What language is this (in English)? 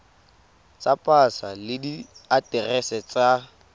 Tswana